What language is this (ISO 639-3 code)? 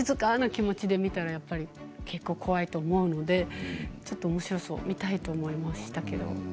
jpn